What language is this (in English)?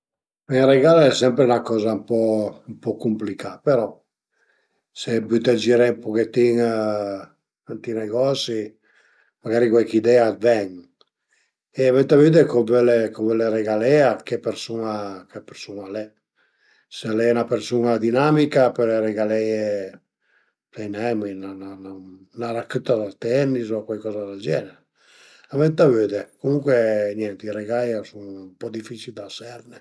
Piedmontese